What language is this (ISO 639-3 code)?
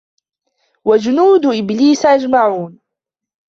ara